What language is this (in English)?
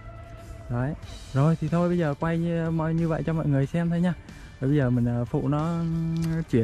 Vietnamese